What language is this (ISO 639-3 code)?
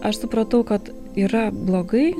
lit